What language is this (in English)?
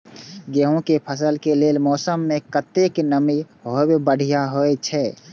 Maithili